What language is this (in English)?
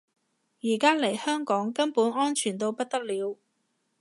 Cantonese